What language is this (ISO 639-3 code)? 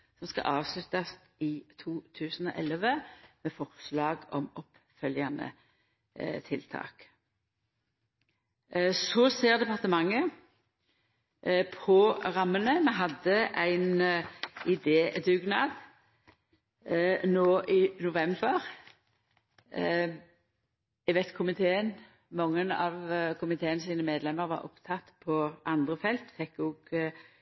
nno